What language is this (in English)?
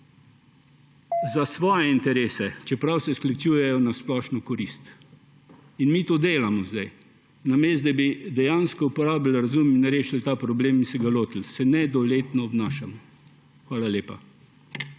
Slovenian